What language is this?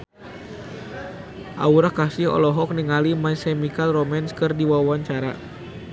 Sundanese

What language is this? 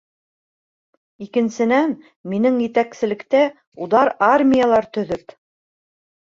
Bashkir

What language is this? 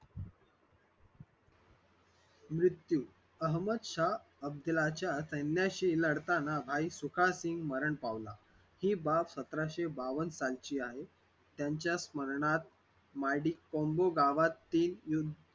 Marathi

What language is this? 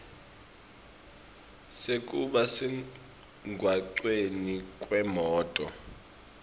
Swati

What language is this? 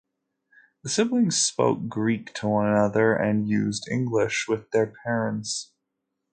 English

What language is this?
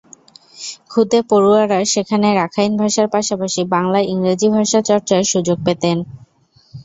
Bangla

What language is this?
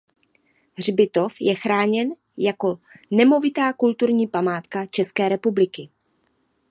Czech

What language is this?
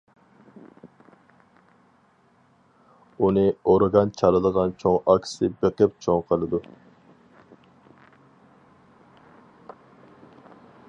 Uyghur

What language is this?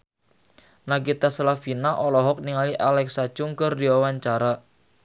Sundanese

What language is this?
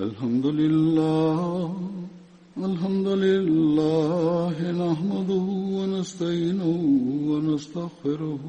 Swahili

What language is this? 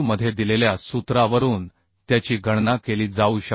Marathi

